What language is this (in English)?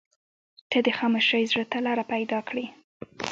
Pashto